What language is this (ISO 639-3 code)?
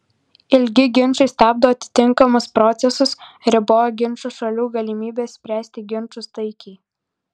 lit